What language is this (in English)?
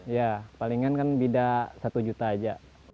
Indonesian